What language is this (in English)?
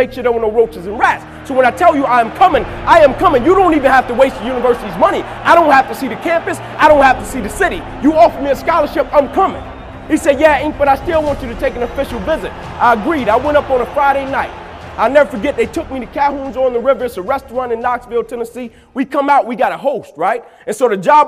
English